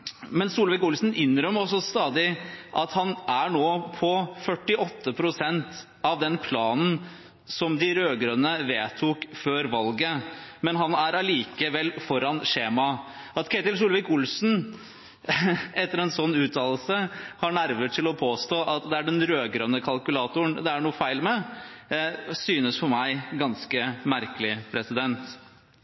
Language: Norwegian Bokmål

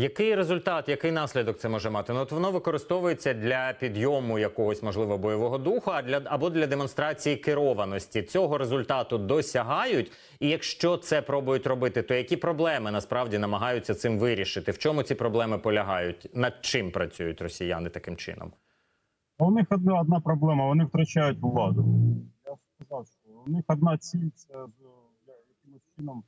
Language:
Ukrainian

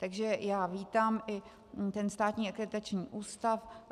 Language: Czech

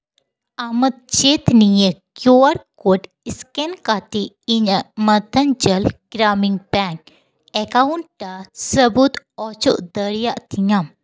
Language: Santali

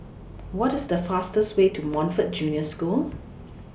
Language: English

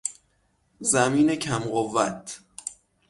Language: Persian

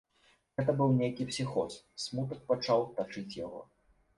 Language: Belarusian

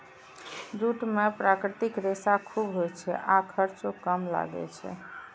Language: Maithili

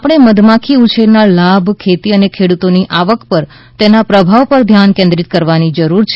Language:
Gujarati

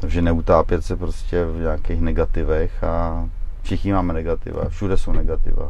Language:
Czech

